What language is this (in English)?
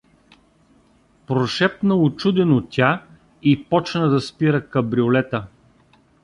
Bulgarian